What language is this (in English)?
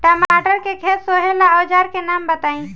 Bhojpuri